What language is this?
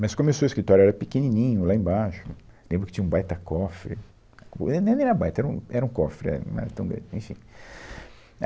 Portuguese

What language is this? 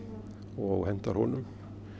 Icelandic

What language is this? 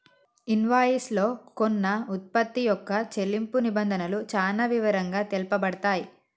Telugu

